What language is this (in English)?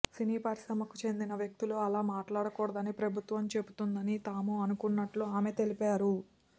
Telugu